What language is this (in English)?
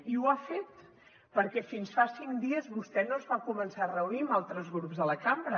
Catalan